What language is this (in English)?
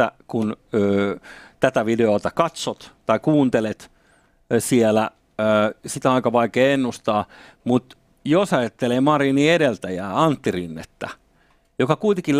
Finnish